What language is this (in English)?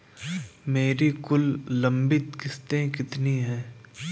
Hindi